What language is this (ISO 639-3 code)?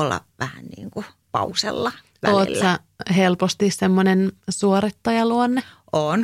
fin